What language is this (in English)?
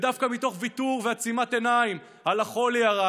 Hebrew